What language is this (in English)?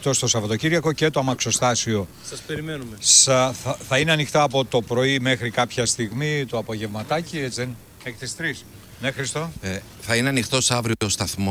Greek